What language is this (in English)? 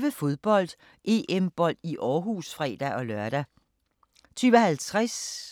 Danish